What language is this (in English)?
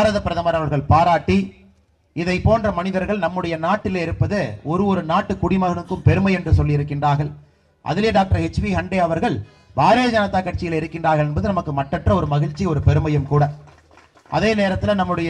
Romanian